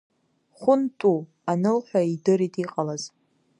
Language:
Abkhazian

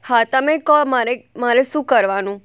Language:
Gujarati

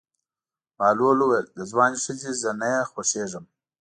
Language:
Pashto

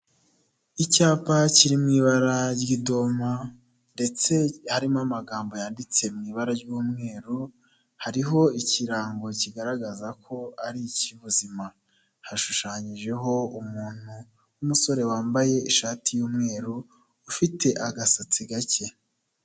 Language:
Kinyarwanda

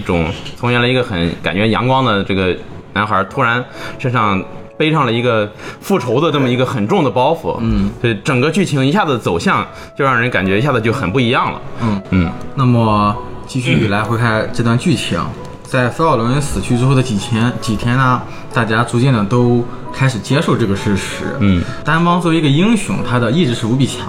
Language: Chinese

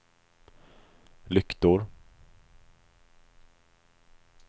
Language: Swedish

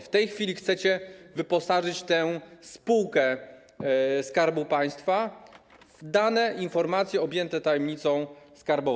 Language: Polish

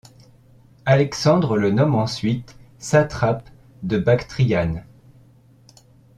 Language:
French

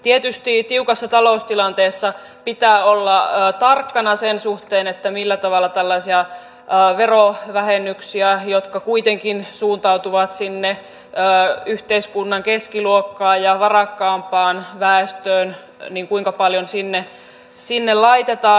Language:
Finnish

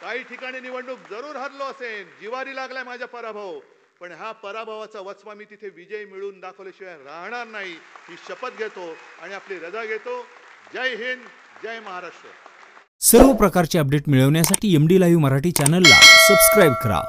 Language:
Marathi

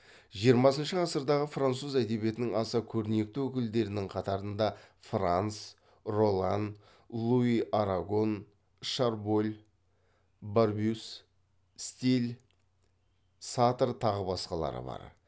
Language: Kazakh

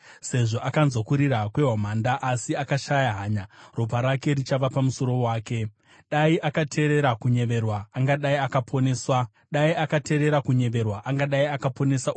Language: Shona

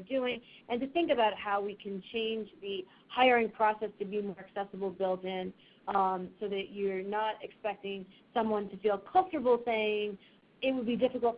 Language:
English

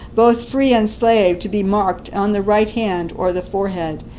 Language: English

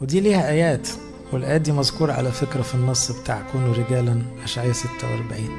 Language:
Arabic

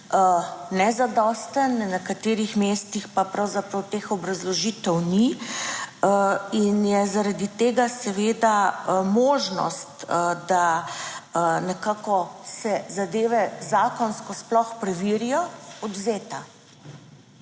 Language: Slovenian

